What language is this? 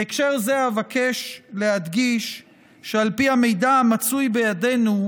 Hebrew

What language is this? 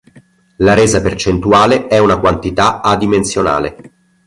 Italian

